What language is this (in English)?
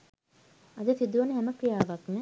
Sinhala